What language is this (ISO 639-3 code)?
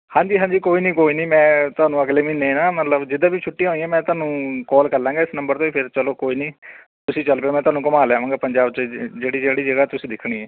pan